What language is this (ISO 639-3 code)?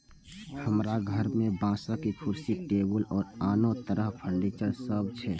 mai